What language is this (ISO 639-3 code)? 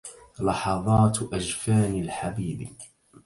ara